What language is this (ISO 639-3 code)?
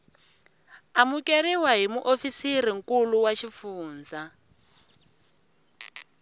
tso